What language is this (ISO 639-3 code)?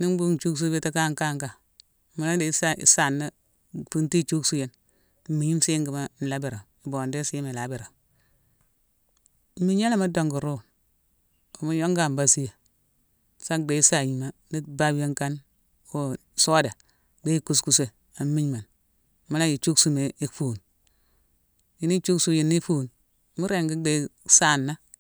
msw